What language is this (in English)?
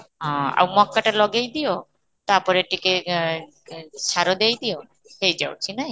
Odia